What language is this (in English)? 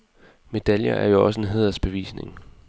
Danish